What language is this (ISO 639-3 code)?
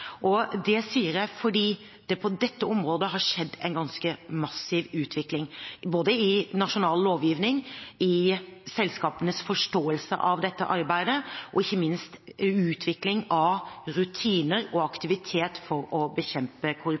nob